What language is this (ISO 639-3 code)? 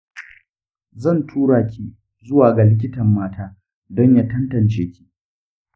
hau